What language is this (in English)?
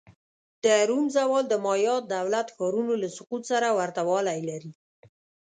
Pashto